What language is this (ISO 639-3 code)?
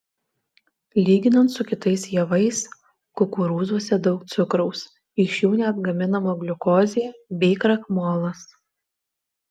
lit